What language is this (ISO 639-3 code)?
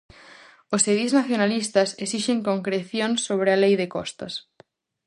glg